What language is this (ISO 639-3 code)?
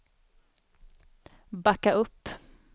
swe